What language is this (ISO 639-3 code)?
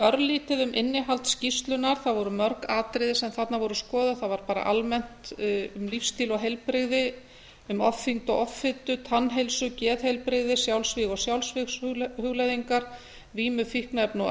isl